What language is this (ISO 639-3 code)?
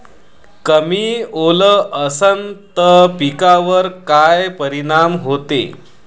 mar